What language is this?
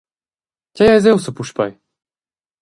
Romansh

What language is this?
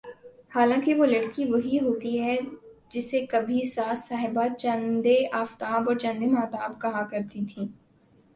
Urdu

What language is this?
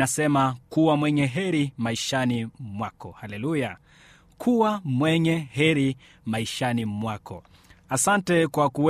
Swahili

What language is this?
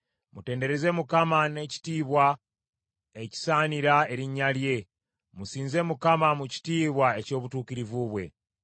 Ganda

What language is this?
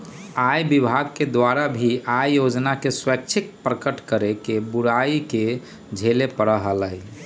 Magahi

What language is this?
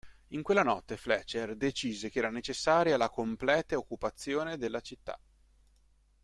Italian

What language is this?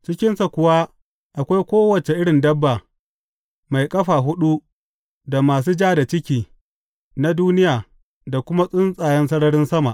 Hausa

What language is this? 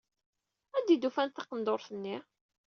Kabyle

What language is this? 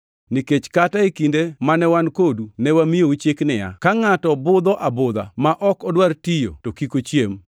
Luo (Kenya and Tanzania)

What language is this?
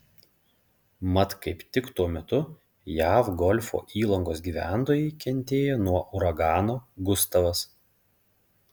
Lithuanian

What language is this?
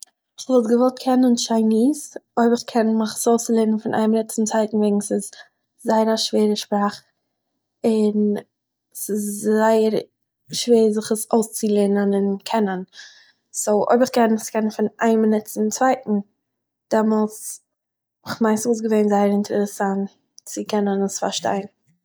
Yiddish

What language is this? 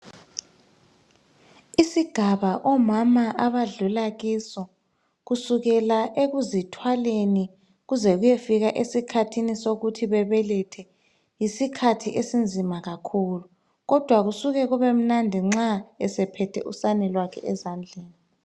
North Ndebele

